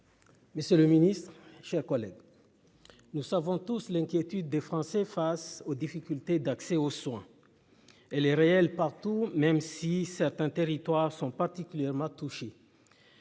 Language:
French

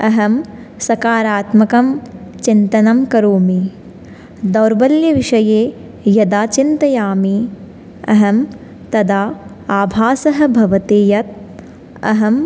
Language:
Sanskrit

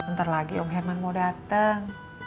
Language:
Indonesian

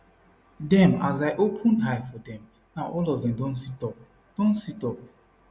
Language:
Nigerian Pidgin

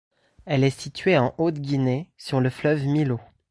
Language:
French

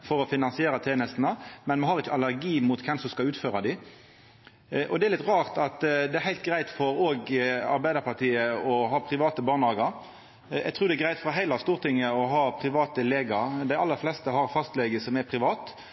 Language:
Norwegian Nynorsk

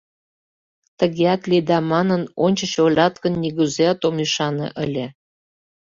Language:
Mari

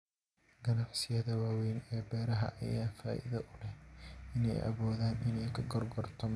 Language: Somali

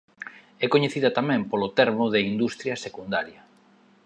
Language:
Galician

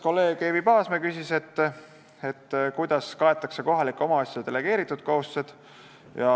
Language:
Estonian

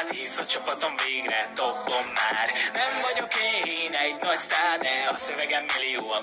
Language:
Hungarian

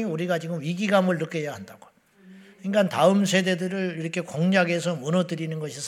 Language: Korean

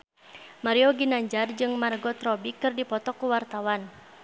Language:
Sundanese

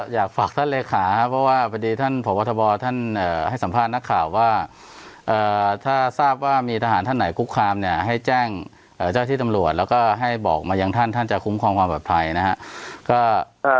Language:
Thai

